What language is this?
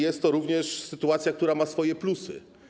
Polish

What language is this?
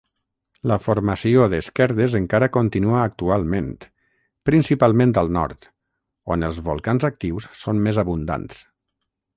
Catalan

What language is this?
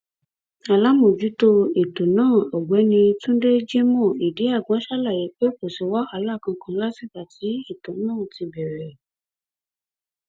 Yoruba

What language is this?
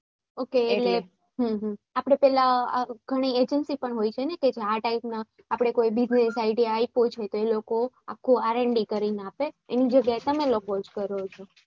Gujarati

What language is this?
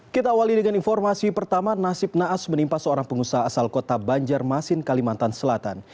Indonesian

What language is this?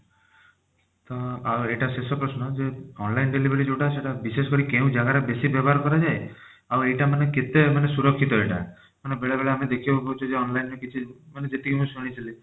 Odia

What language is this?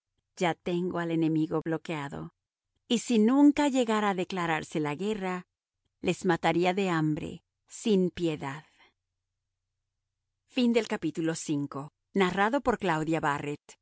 Spanish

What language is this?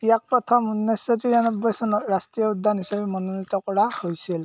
Assamese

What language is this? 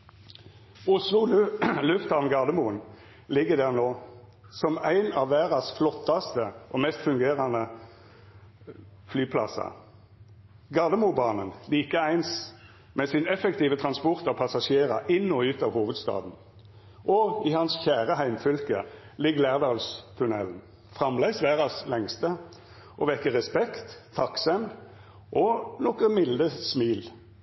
Norwegian Nynorsk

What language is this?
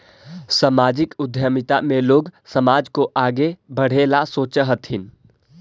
Magahi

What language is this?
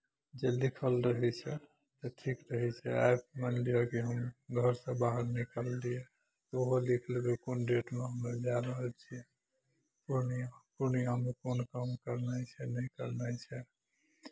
Maithili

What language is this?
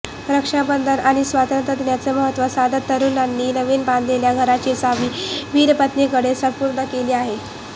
Marathi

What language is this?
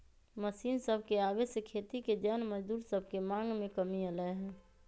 Magahi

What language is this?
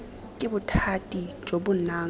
Tswana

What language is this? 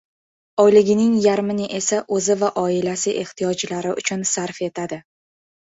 Uzbek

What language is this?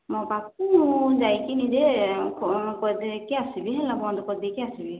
Odia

